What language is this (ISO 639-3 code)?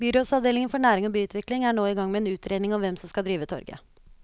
nor